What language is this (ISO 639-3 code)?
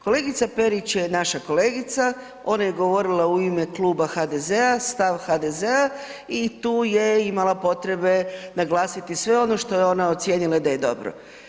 hrv